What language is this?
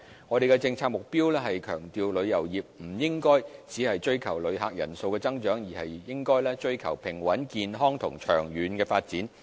Cantonese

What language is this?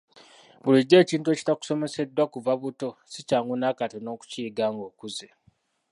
Ganda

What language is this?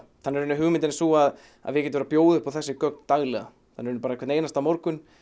Icelandic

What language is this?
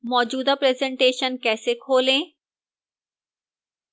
Hindi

